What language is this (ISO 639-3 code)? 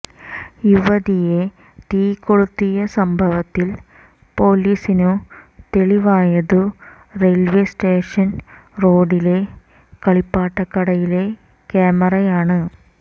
mal